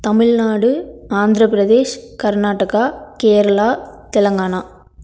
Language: Tamil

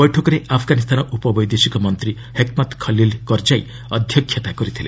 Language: Odia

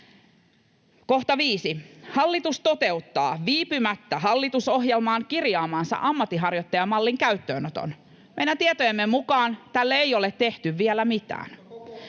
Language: Finnish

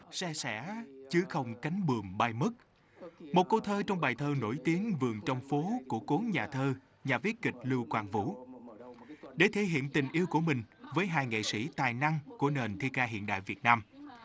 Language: Vietnamese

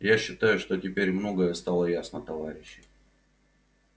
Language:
Russian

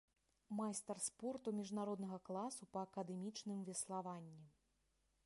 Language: Belarusian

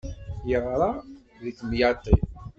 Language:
Kabyle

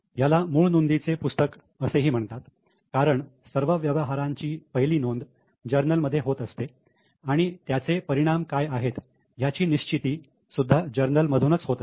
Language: Marathi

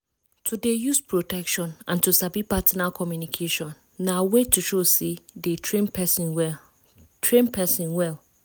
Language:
Nigerian Pidgin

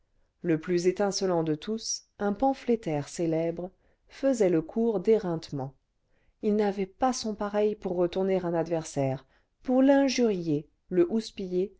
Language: French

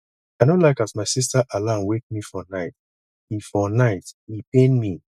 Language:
Nigerian Pidgin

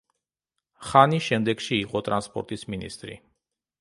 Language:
Georgian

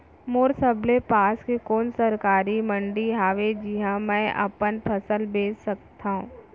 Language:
Chhattisgarhi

